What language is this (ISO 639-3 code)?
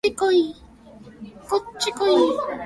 jpn